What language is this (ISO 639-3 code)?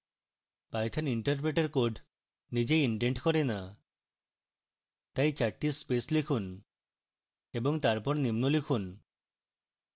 ben